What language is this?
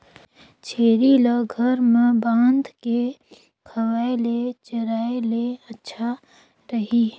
Chhattisgarhi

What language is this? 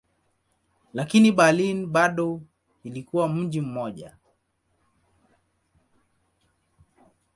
Swahili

